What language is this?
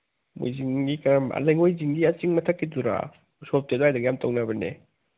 Manipuri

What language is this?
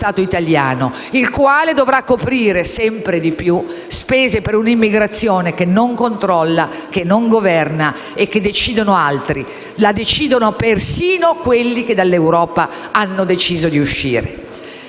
Italian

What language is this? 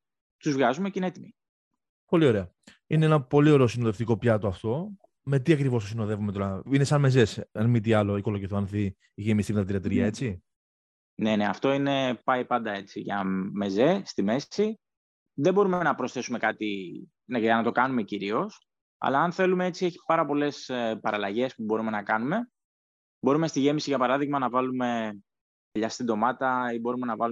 Greek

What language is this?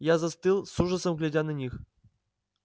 Russian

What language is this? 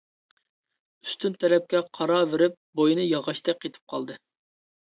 Uyghur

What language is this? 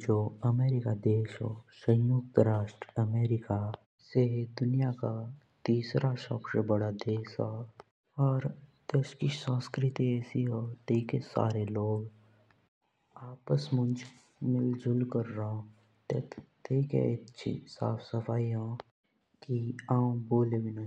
Jaunsari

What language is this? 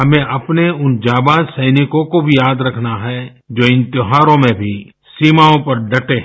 Hindi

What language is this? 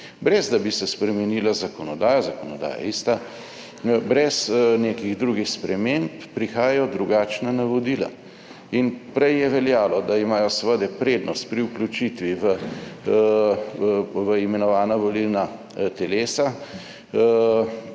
Slovenian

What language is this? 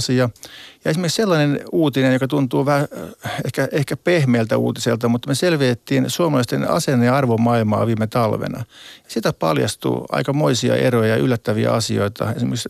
Finnish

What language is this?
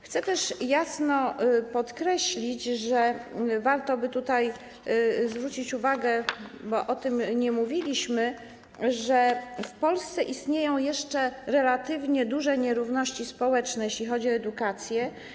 Polish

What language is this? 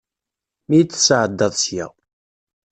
Kabyle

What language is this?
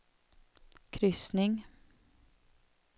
Swedish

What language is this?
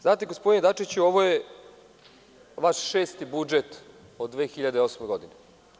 Serbian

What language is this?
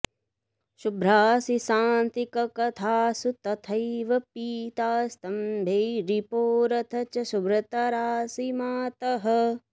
Sanskrit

